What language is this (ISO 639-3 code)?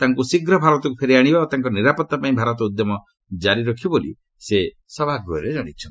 ori